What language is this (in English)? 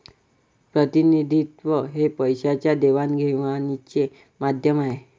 Marathi